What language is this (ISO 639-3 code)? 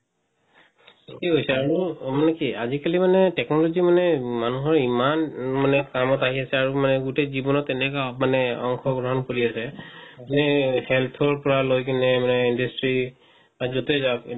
asm